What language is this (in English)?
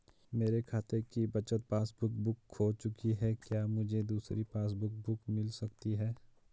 Hindi